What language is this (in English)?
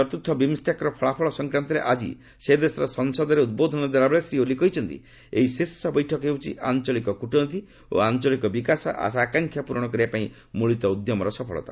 Odia